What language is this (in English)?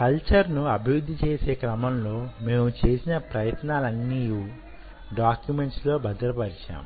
Telugu